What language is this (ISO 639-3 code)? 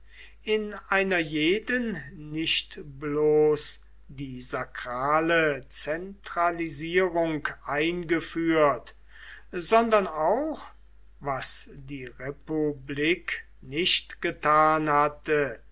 deu